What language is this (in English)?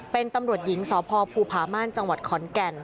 Thai